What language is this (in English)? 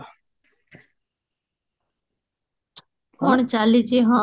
Odia